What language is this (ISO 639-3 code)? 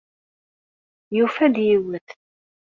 kab